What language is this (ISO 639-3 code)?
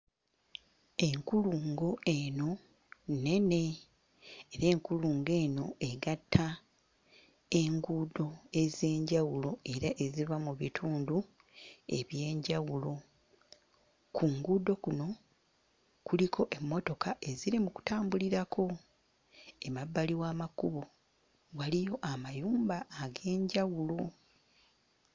lug